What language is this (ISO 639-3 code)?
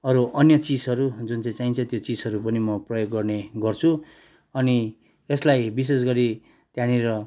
nep